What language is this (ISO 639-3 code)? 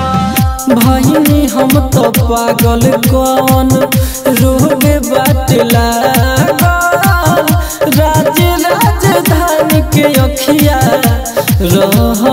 hin